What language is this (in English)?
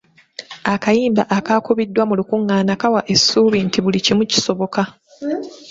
Ganda